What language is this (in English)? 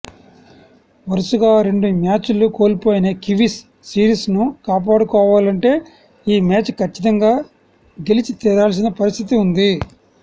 Telugu